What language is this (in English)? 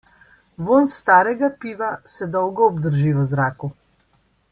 Slovenian